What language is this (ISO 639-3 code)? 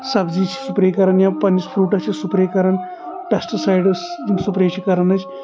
kas